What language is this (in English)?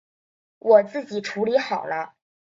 Chinese